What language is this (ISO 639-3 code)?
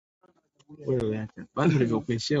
swa